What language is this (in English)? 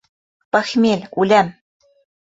Bashkir